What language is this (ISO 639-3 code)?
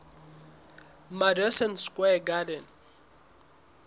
sot